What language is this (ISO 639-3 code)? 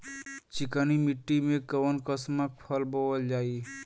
bho